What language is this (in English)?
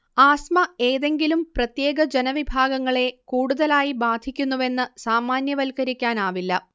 Malayalam